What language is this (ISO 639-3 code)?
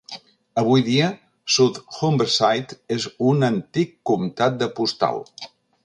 cat